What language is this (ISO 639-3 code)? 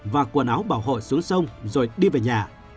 vie